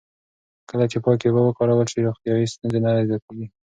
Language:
Pashto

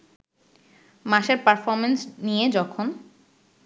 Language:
Bangla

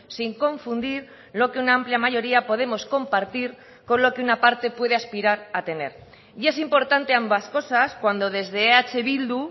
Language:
Spanish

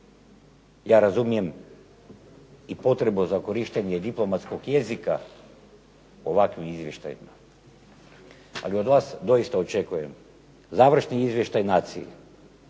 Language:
Croatian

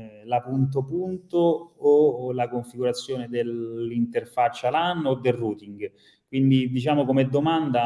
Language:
Italian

